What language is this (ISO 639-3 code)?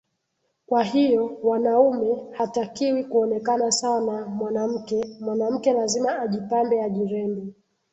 swa